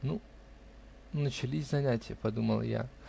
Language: Russian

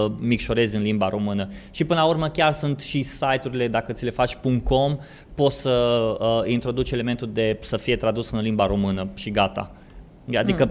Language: Romanian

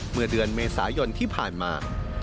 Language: Thai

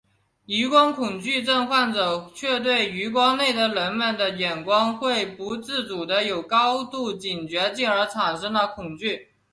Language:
Chinese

